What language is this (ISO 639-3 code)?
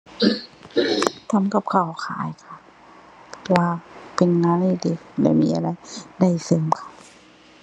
tha